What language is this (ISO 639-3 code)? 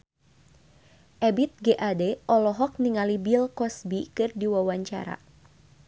sun